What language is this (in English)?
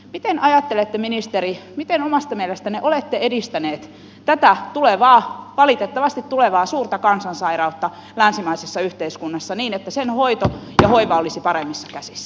Finnish